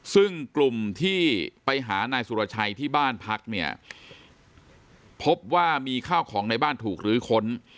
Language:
Thai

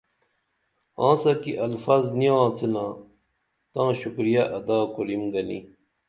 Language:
Dameli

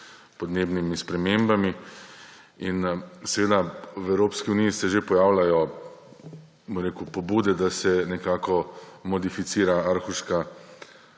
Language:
Slovenian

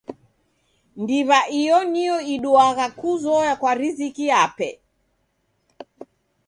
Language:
Taita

